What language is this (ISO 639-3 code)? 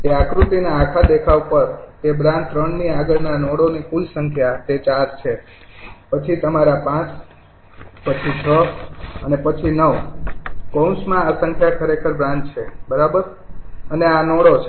guj